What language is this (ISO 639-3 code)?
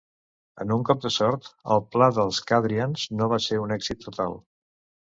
cat